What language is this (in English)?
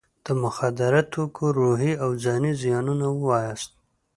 Pashto